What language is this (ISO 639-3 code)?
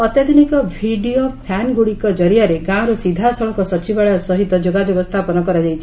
ori